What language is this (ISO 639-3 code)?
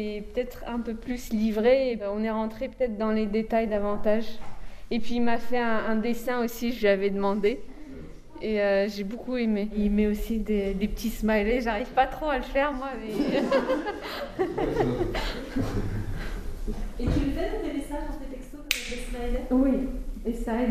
fra